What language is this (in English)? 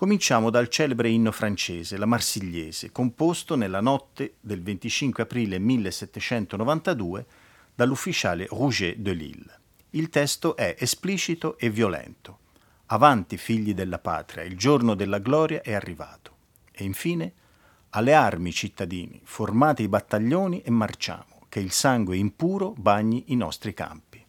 Italian